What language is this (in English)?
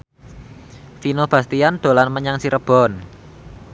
Javanese